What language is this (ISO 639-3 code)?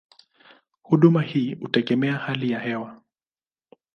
swa